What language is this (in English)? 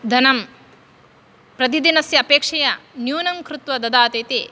Sanskrit